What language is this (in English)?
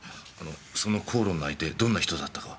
Japanese